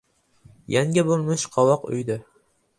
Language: Uzbek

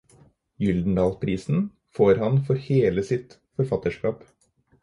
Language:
Norwegian Bokmål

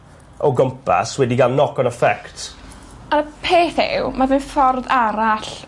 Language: Welsh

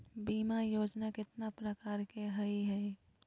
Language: Magahi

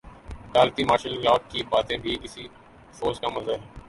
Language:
Urdu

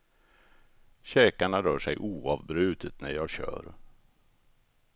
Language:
Swedish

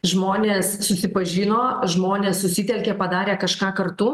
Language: Lithuanian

